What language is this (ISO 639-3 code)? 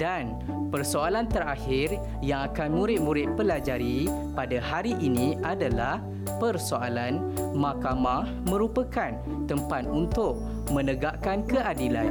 msa